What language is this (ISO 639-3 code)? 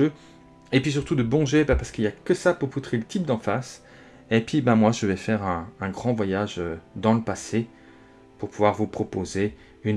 fra